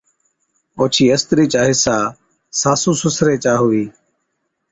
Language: Od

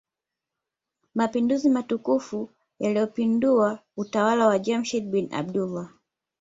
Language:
Swahili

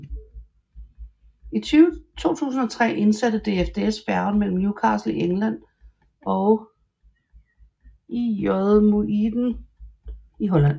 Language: Danish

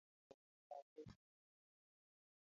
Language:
Luo (Kenya and Tanzania)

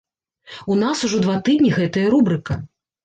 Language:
Belarusian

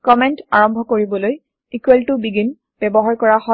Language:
Assamese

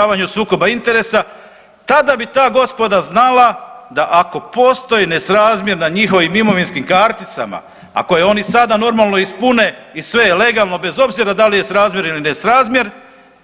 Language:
Croatian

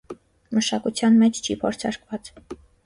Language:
Armenian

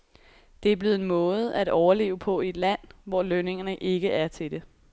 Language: Danish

